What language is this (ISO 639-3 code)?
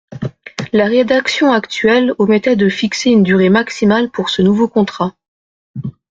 fra